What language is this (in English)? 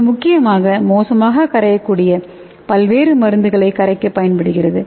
Tamil